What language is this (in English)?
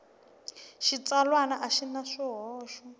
Tsonga